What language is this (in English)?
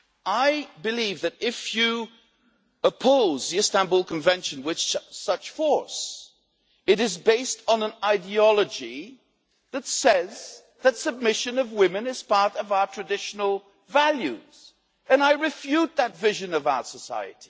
English